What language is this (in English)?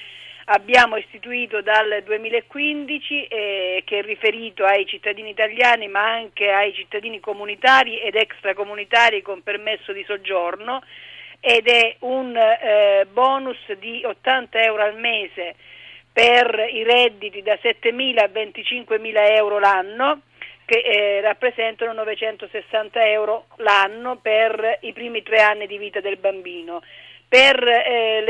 Italian